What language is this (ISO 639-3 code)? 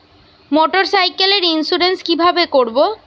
ben